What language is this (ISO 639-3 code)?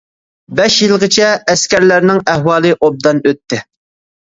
uig